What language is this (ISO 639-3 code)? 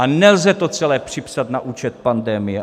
ces